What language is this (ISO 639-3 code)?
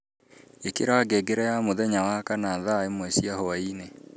kik